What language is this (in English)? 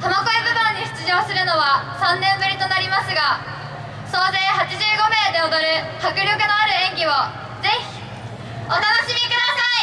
Japanese